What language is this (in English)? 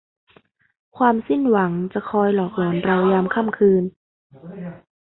Thai